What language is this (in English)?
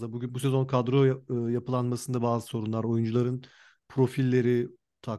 Turkish